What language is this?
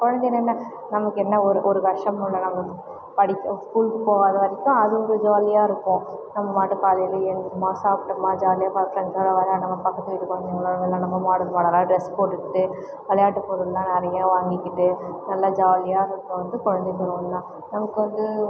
Tamil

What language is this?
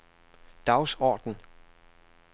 Danish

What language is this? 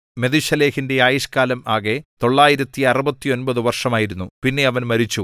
Malayalam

